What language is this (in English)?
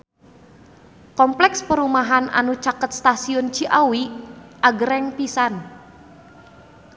Sundanese